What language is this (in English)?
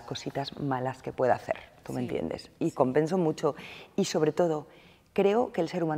Spanish